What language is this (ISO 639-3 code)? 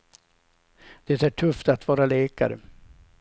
swe